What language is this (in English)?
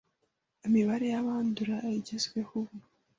Kinyarwanda